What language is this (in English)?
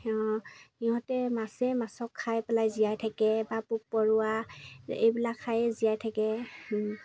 Assamese